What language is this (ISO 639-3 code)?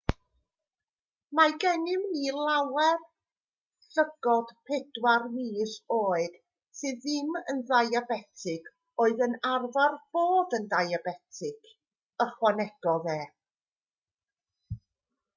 cym